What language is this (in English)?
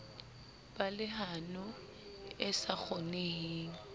Southern Sotho